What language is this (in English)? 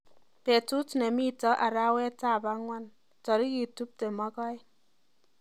Kalenjin